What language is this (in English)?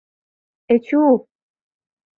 Mari